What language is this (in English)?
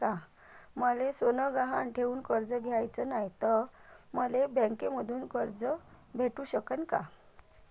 Marathi